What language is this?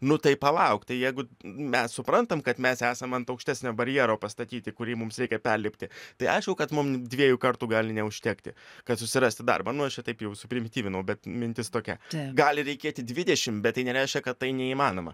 Lithuanian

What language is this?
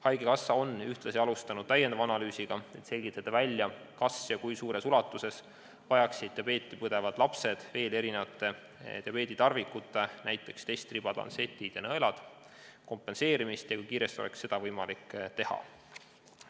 Estonian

